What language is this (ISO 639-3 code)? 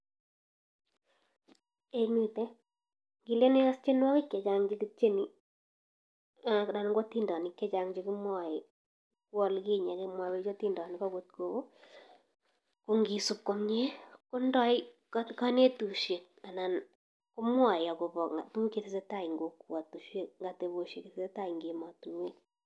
kln